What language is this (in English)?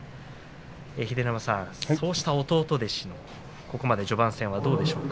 Japanese